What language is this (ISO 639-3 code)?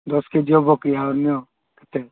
ori